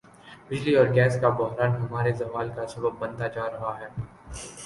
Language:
Urdu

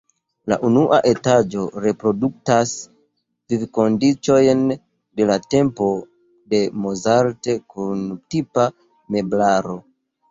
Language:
Esperanto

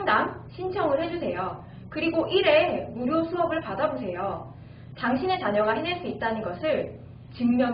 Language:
Korean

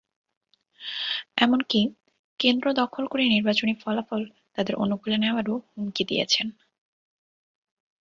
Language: Bangla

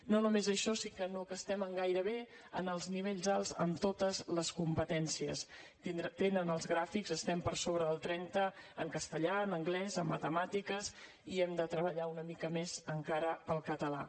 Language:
Catalan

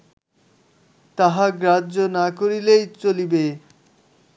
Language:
Bangla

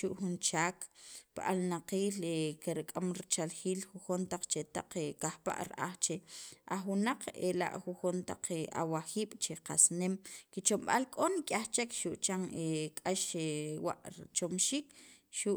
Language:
Sacapulteco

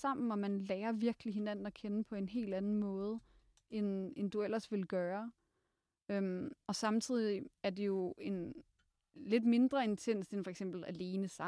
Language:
Danish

